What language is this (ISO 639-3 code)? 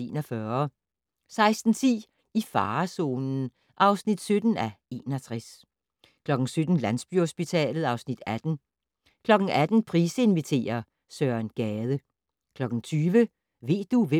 dan